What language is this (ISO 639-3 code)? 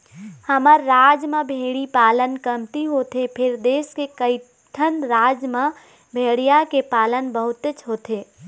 hne